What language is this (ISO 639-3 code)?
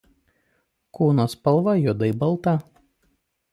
lit